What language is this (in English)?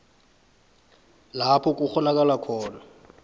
South Ndebele